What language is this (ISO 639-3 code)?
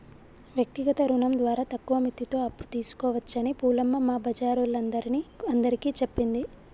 tel